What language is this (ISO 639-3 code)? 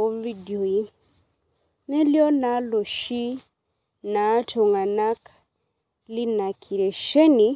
mas